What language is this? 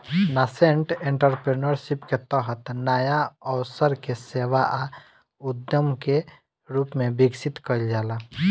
Bhojpuri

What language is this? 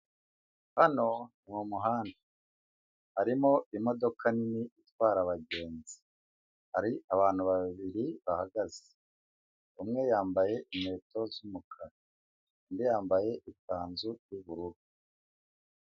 Kinyarwanda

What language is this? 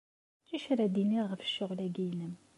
Kabyle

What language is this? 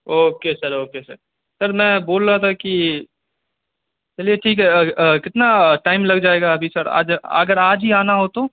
Urdu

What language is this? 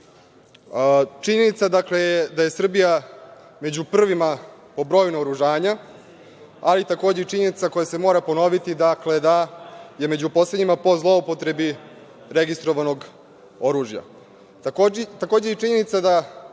Serbian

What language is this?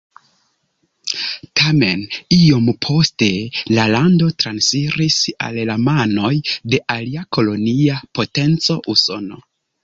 Esperanto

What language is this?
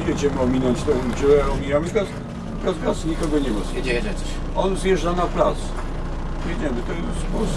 Polish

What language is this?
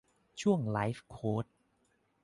Thai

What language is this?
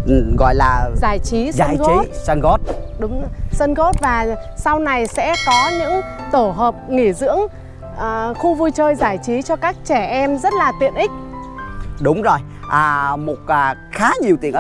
Vietnamese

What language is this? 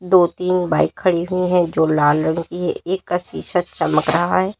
Hindi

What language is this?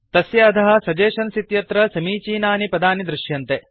Sanskrit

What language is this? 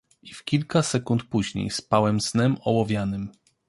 Polish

